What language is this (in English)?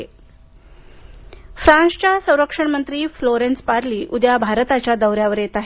Marathi